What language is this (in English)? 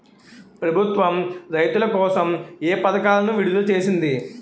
Telugu